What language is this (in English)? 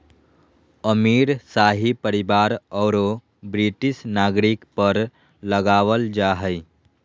Magahi